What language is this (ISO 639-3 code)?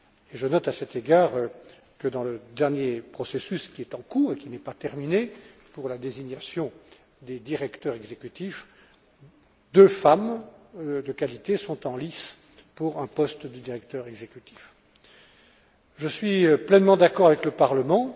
fra